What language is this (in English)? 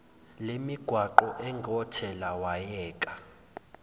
Zulu